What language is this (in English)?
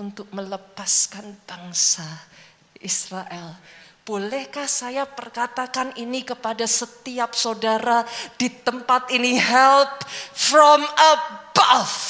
Indonesian